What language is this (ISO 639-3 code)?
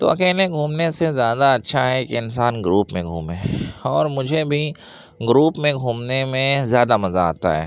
urd